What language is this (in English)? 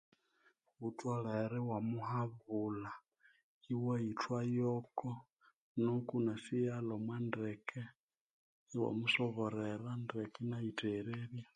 Konzo